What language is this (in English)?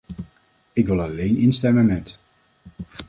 Dutch